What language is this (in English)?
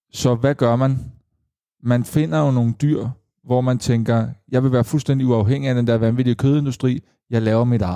Danish